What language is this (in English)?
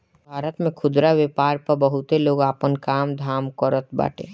Bhojpuri